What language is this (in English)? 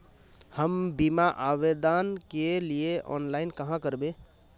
Magahi